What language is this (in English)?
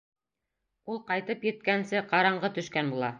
Bashkir